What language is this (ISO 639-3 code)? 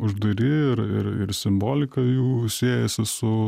lit